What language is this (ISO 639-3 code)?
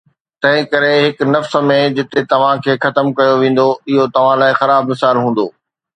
snd